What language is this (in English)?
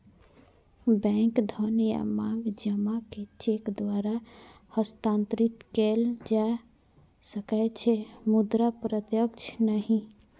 Maithili